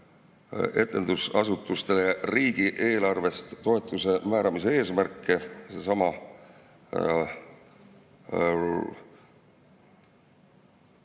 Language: Estonian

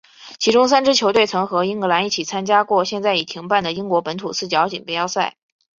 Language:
Chinese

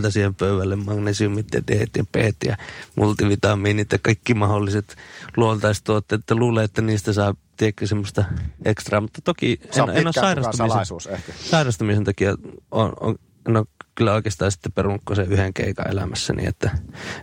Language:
Finnish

